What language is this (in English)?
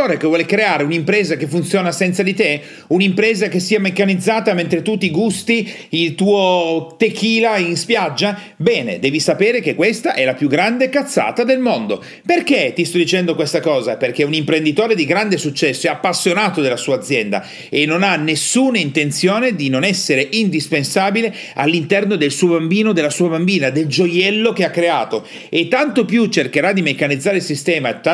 Italian